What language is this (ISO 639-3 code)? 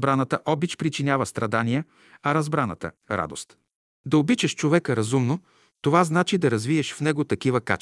bul